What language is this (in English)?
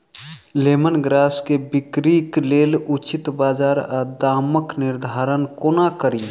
Maithili